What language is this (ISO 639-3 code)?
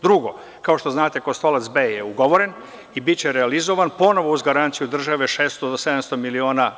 srp